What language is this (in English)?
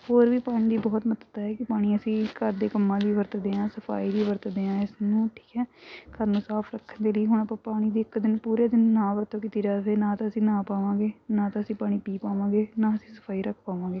Punjabi